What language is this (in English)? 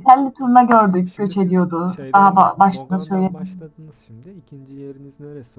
Turkish